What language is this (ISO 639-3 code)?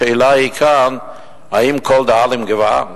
heb